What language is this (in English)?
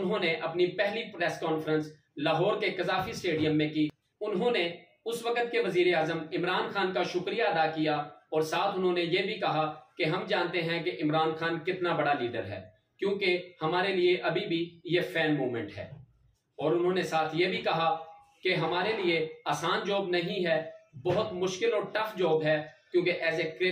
Hindi